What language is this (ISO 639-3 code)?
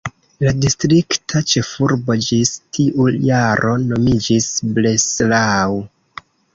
epo